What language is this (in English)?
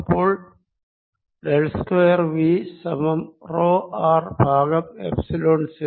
Malayalam